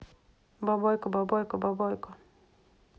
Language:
Russian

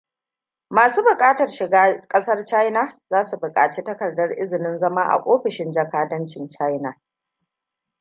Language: Hausa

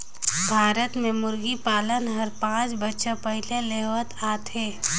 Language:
Chhattisgarhi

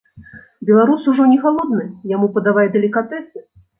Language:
Belarusian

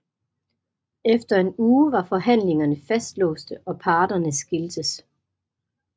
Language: Danish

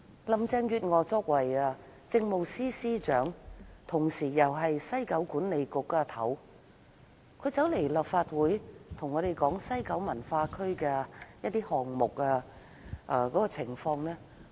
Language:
Cantonese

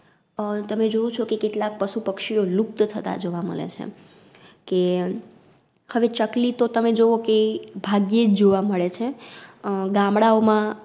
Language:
Gujarati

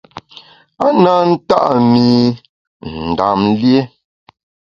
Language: Bamun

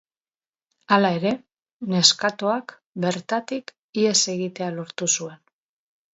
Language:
Basque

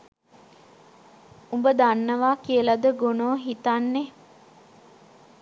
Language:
Sinhala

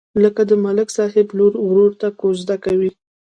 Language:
Pashto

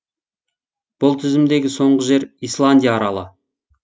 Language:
Kazakh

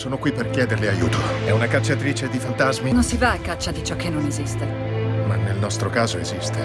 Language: Italian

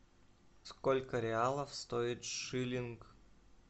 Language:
Russian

